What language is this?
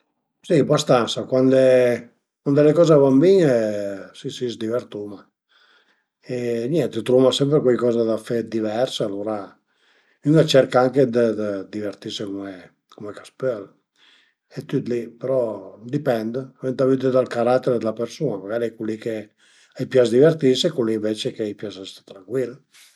Piedmontese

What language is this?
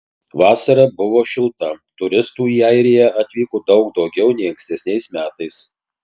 Lithuanian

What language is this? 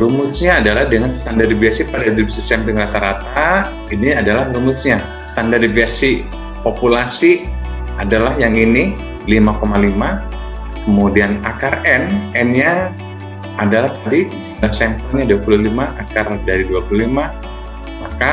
Indonesian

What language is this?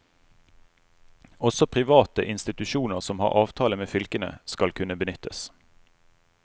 Norwegian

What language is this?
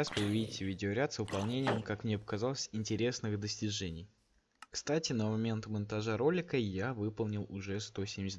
Russian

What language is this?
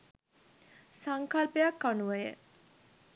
Sinhala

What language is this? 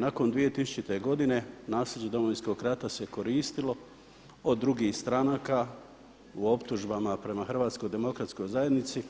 Croatian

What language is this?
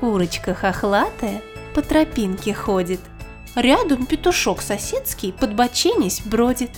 Russian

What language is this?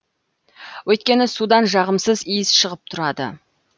Kazakh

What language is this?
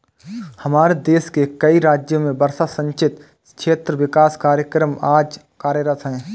Hindi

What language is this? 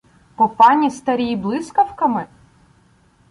Ukrainian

